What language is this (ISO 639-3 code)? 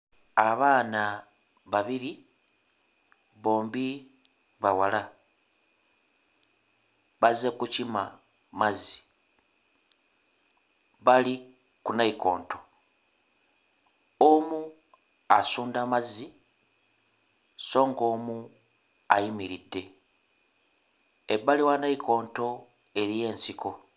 lug